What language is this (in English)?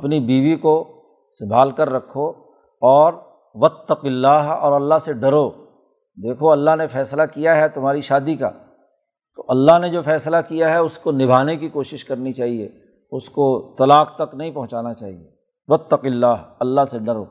Urdu